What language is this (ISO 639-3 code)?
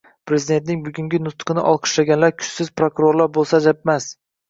uzb